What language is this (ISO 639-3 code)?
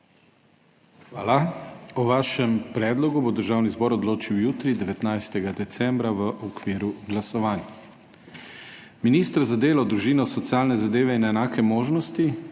slv